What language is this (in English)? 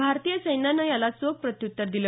Marathi